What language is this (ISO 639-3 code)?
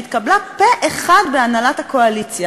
heb